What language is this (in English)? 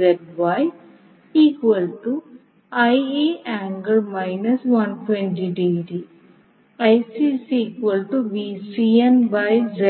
Malayalam